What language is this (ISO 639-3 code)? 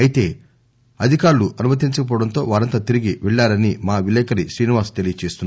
tel